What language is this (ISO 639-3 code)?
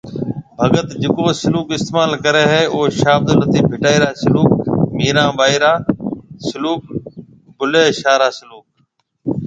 mve